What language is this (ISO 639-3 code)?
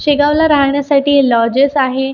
mar